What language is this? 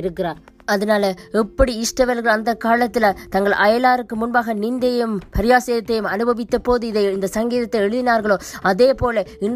Tamil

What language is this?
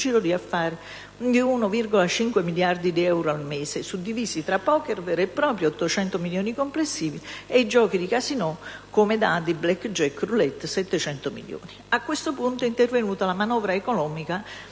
Italian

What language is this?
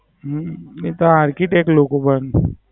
Gujarati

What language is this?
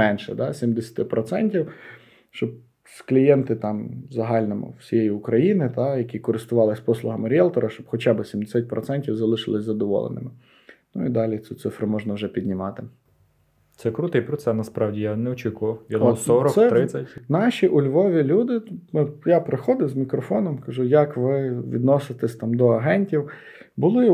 Ukrainian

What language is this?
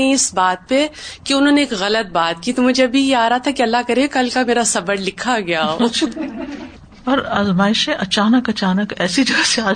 Urdu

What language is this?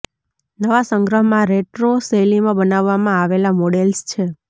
Gujarati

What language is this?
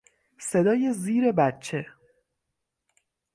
Persian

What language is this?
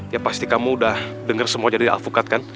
Indonesian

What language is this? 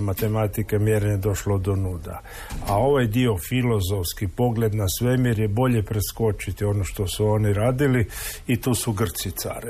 Croatian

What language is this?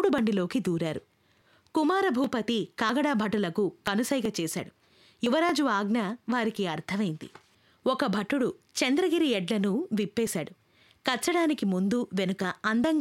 Telugu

